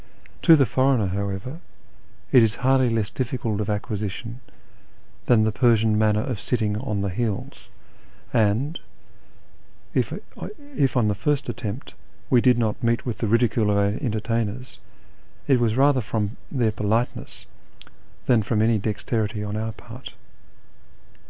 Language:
English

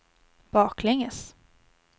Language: Swedish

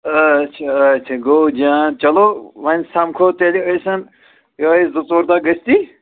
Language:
Kashmiri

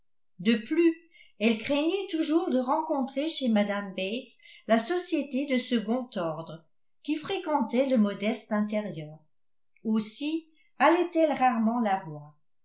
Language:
French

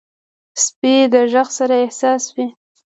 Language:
Pashto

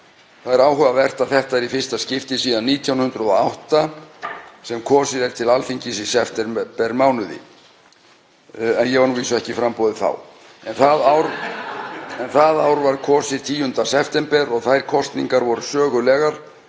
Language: Icelandic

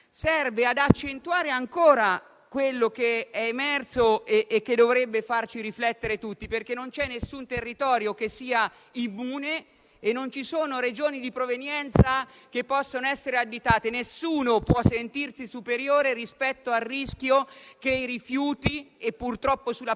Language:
Italian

